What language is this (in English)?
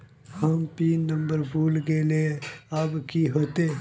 Magahi